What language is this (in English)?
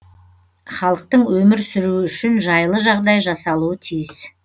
Kazakh